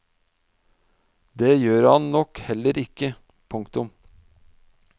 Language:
Norwegian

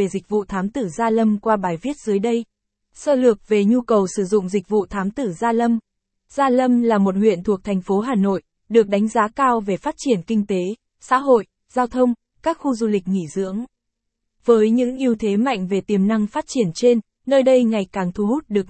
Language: Vietnamese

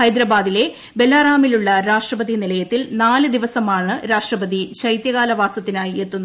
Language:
Malayalam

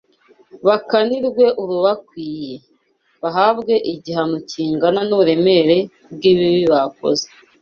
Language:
Kinyarwanda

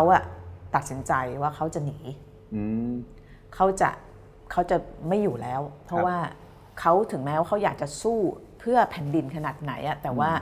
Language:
Thai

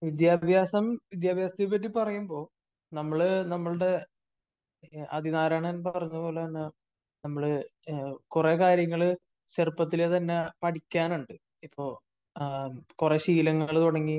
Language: Malayalam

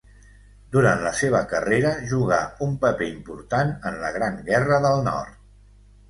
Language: Catalan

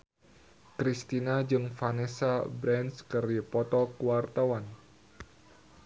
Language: Sundanese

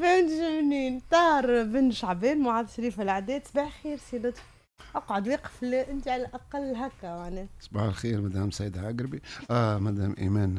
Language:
Arabic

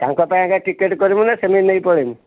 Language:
Odia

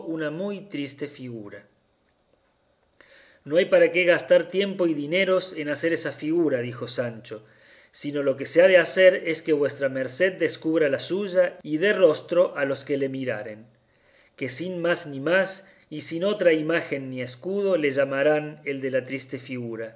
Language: Spanish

